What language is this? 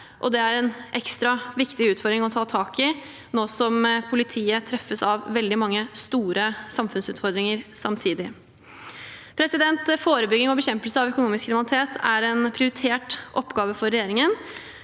Norwegian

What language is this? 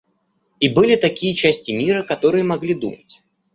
Russian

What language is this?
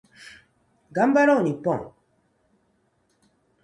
Japanese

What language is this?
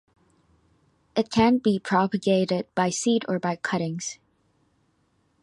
English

